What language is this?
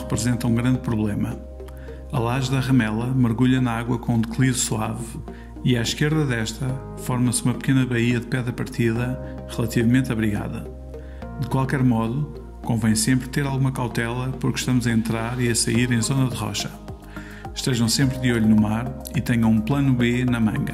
Portuguese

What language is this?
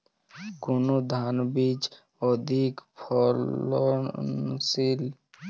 Bangla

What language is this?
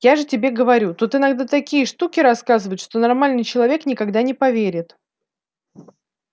Russian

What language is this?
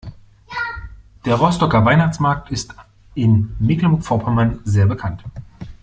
German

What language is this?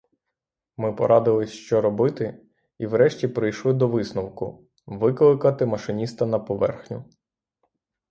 Ukrainian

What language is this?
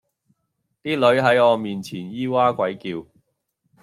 Cantonese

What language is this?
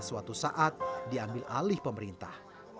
Indonesian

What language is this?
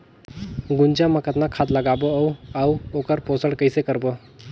Chhattisgarhi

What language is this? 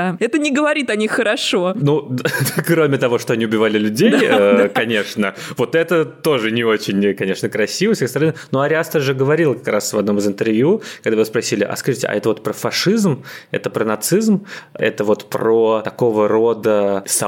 Russian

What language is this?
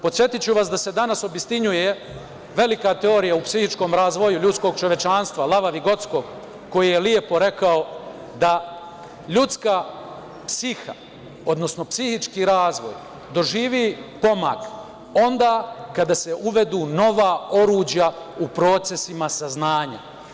Serbian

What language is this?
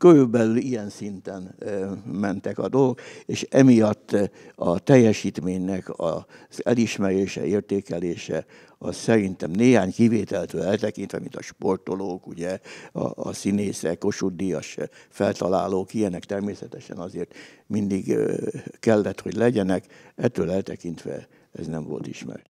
Hungarian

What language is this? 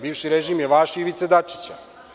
Serbian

